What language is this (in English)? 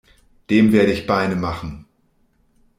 German